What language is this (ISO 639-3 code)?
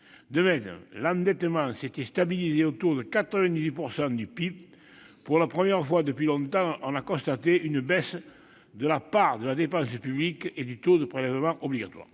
fra